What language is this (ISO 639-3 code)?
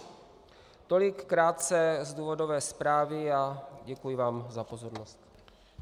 ces